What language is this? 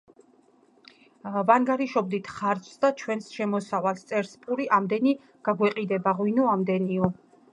Georgian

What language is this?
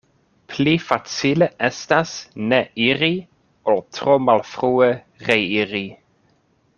Esperanto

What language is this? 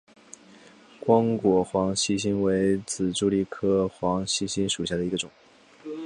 Chinese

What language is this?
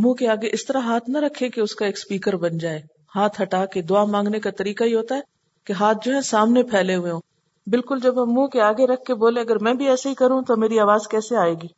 Urdu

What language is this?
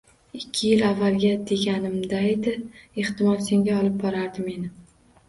Uzbek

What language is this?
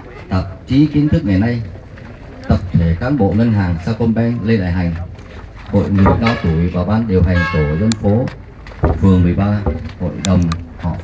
Vietnamese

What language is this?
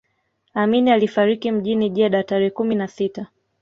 Swahili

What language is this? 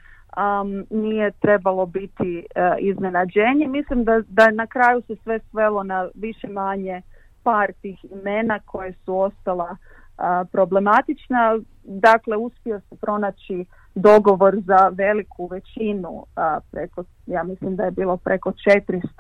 Croatian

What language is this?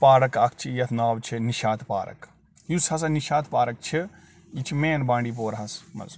Kashmiri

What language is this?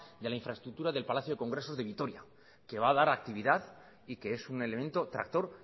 Spanish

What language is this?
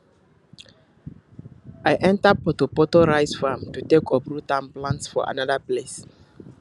Nigerian Pidgin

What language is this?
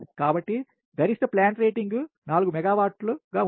Telugu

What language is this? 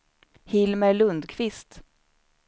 Swedish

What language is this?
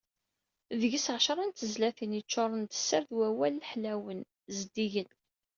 Kabyle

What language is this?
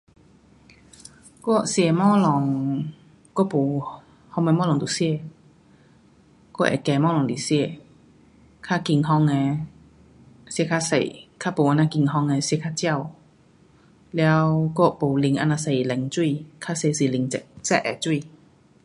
Pu-Xian Chinese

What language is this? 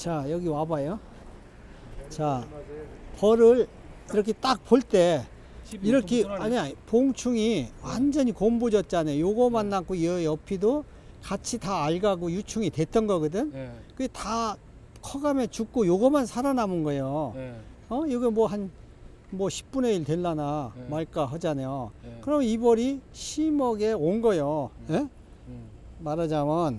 Korean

